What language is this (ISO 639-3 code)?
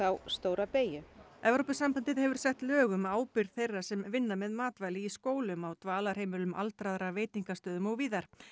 isl